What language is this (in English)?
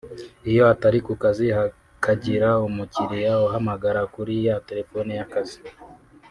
Kinyarwanda